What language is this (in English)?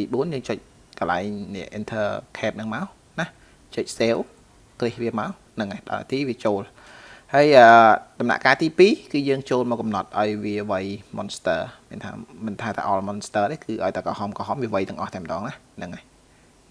Vietnamese